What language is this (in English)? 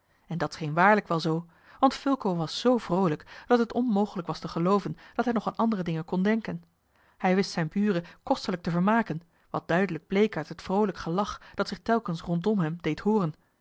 Dutch